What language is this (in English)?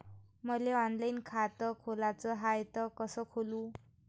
Marathi